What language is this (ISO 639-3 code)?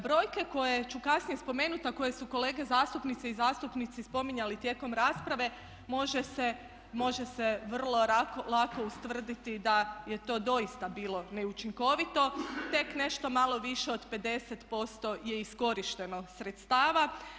hrv